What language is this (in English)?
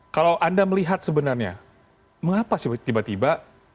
Indonesian